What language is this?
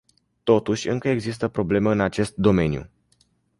Romanian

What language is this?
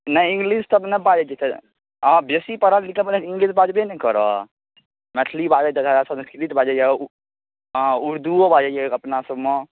Maithili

